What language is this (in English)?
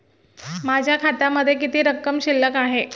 Marathi